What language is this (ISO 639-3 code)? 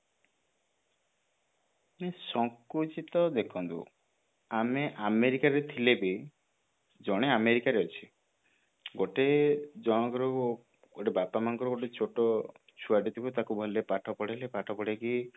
ori